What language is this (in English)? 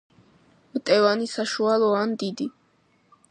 Georgian